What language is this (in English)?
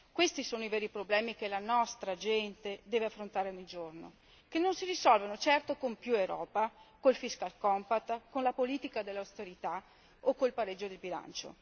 Italian